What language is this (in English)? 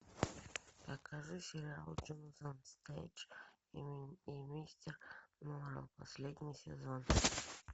Russian